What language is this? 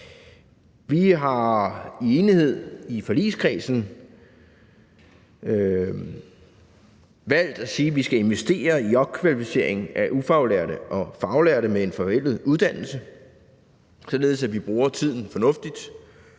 Danish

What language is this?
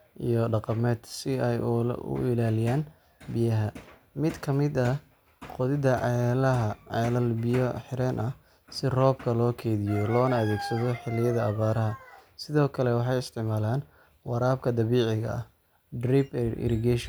Somali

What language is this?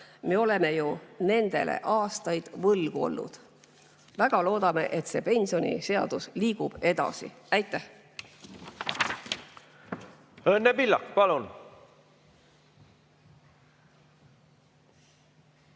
Estonian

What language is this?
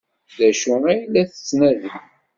Kabyle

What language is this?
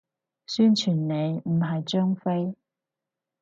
Cantonese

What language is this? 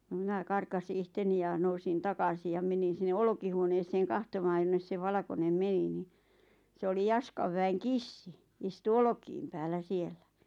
Finnish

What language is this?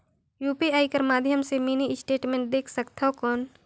Chhattisgarhi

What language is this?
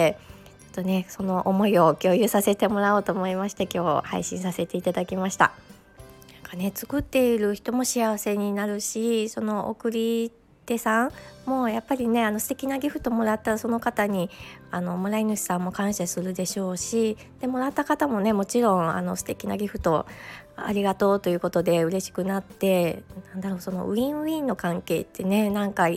Japanese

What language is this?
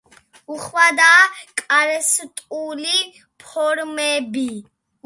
Georgian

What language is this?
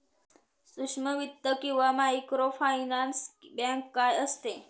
Marathi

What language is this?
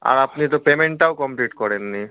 Bangla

